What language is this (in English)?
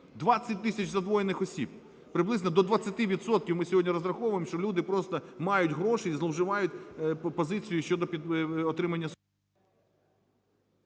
Ukrainian